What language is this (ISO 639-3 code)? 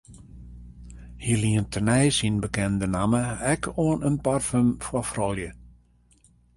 fry